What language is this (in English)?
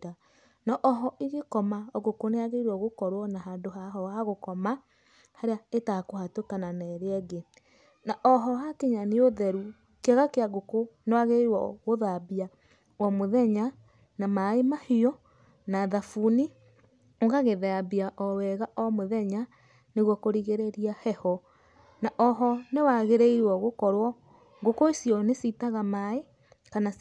Kikuyu